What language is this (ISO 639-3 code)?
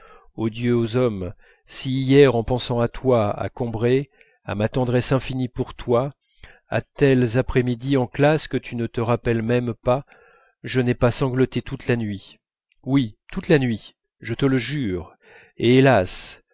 fra